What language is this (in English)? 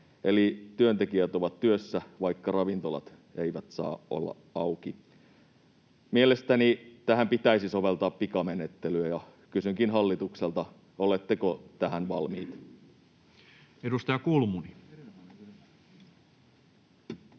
Finnish